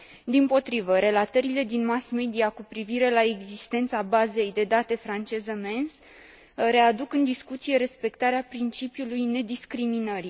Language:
Romanian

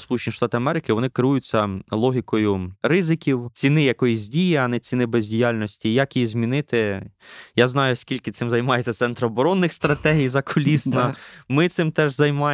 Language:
Ukrainian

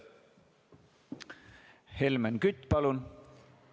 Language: Estonian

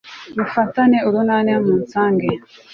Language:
Kinyarwanda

